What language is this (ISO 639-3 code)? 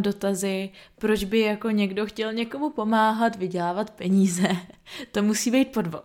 ces